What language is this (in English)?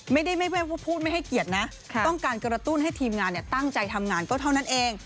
Thai